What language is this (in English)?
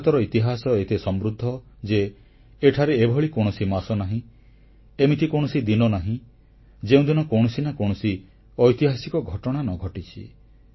Odia